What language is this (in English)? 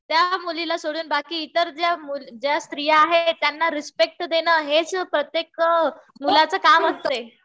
Marathi